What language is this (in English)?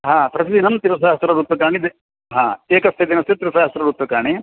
Sanskrit